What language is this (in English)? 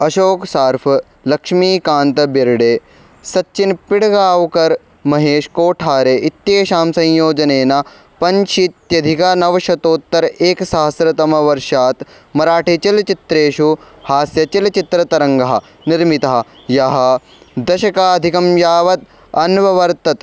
Sanskrit